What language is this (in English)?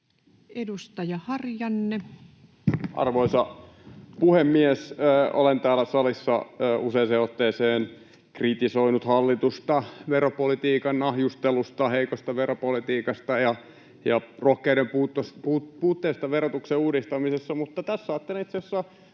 Finnish